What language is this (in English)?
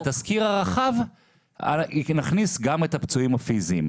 Hebrew